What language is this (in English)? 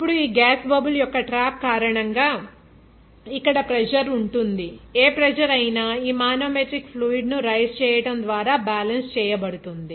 Telugu